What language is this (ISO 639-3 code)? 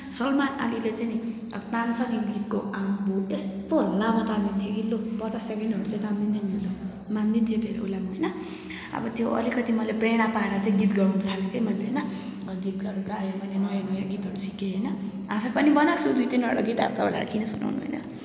nep